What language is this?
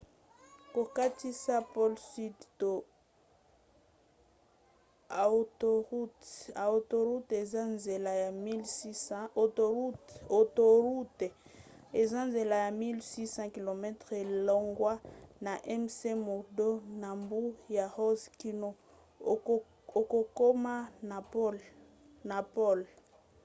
Lingala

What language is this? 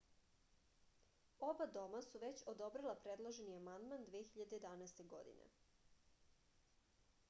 Serbian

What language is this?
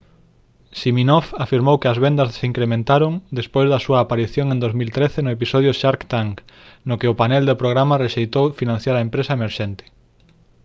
Galician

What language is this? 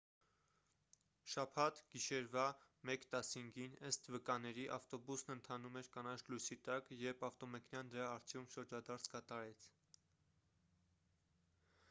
Armenian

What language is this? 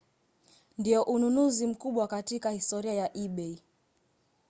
Swahili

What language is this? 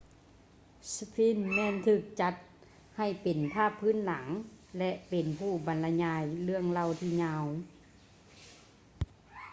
Lao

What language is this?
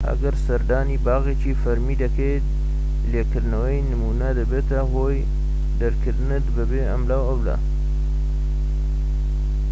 Central Kurdish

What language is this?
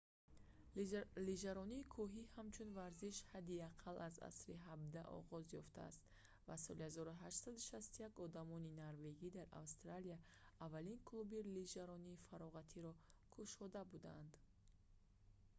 Tajik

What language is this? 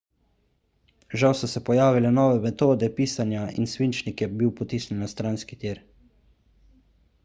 Slovenian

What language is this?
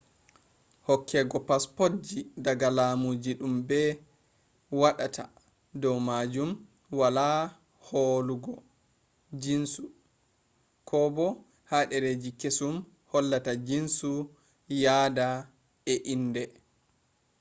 Fula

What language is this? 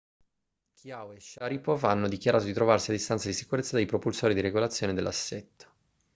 Italian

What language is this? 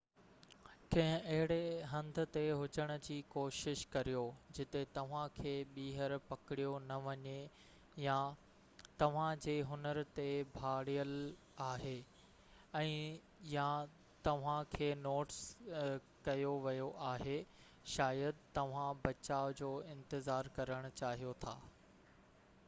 Sindhi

